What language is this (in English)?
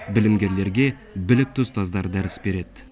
Kazakh